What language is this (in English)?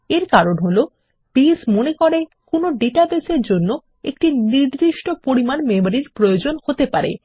Bangla